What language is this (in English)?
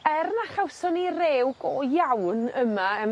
Welsh